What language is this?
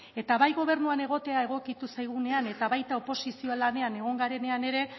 Basque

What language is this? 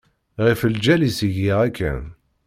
Kabyle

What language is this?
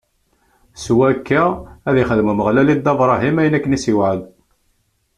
Kabyle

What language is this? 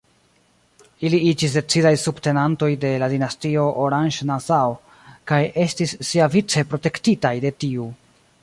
Esperanto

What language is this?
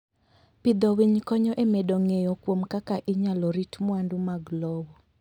Luo (Kenya and Tanzania)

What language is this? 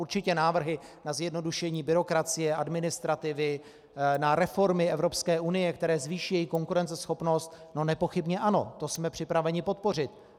Czech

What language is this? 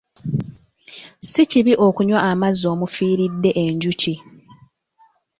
Ganda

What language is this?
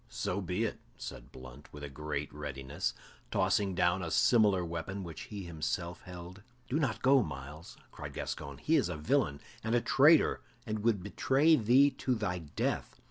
English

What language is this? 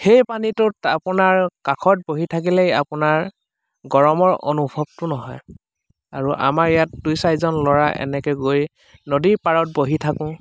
Assamese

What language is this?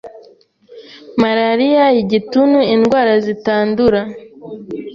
Kinyarwanda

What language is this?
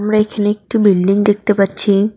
Bangla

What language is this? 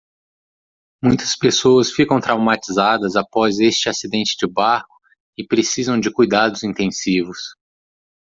Portuguese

